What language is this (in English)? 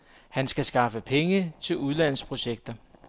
Danish